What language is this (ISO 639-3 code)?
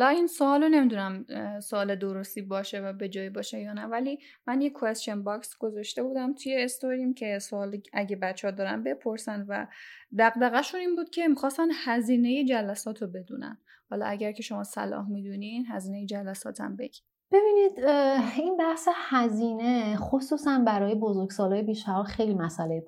fas